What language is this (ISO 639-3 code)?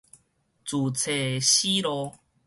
nan